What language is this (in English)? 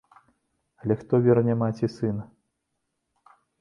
Belarusian